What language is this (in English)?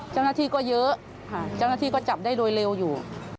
Thai